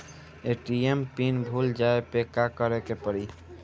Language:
Bhojpuri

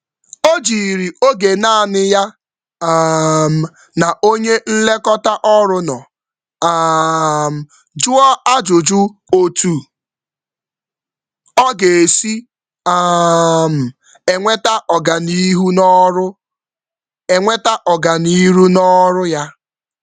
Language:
Igbo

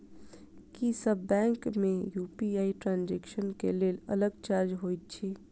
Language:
Maithili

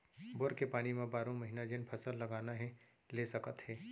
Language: Chhattisgarhi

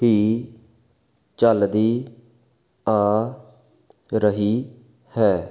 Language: Punjabi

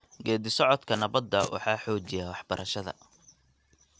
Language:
Somali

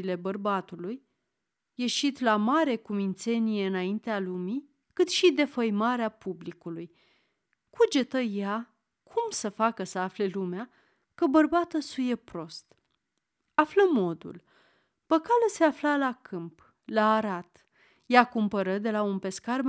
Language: Romanian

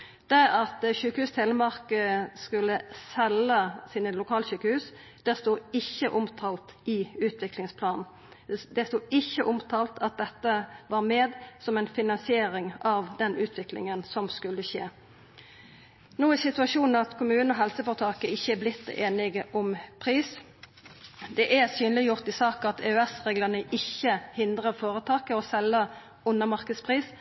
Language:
Norwegian Nynorsk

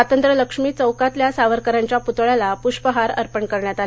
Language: Marathi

